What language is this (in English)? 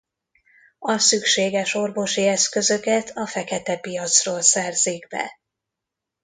Hungarian